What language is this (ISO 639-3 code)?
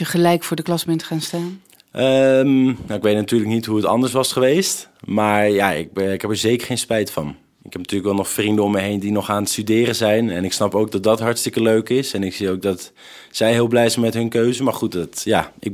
nld